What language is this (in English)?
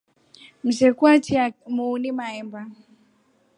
Rombo